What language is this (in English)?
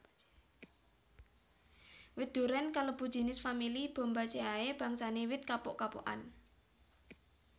Javanese